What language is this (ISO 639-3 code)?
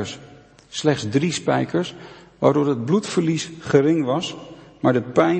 nld